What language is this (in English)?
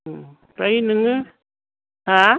Bodo